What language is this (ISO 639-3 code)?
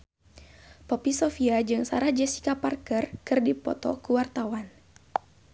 sun